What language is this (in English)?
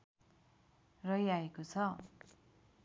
Nepali